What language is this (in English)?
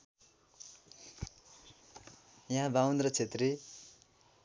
Nepali